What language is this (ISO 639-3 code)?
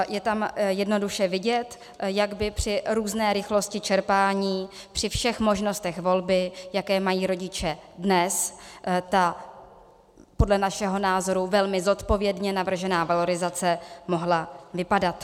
ces